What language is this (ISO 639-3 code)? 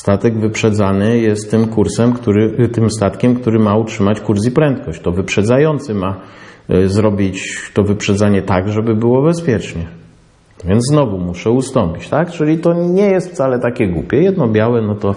pol